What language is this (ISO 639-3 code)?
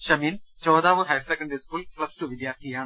mal